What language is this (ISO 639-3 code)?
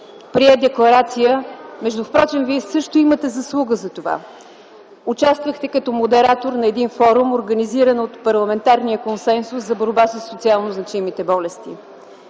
bul